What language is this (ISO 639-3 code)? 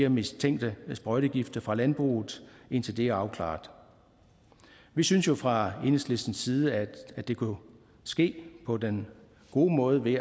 dan